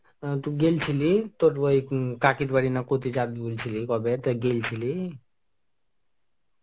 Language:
Bangla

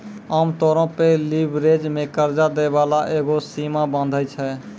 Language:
Maithili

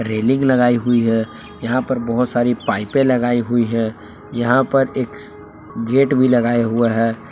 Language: Hindi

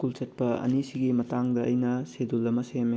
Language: Manipuri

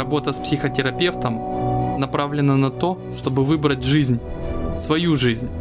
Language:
Russian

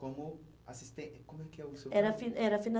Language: Portuguese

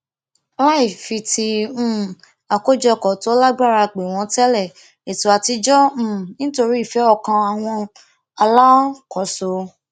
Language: Yoruba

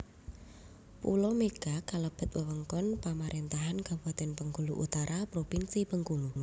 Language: Javanese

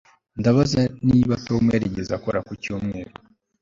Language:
Kinyarwanda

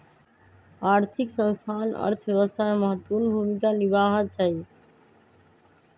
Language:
Magahi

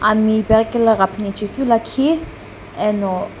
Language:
Sumi Naga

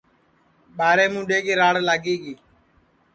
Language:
Sansi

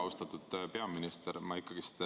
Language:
Estonian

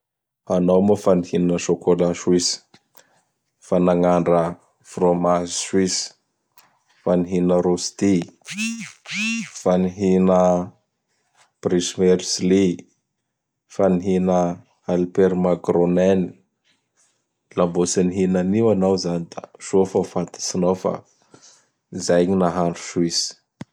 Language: Bara Malagasy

